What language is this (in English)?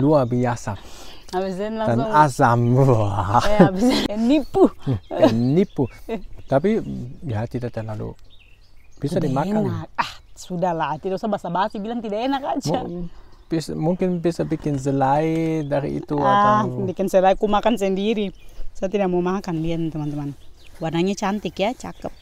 Indonesian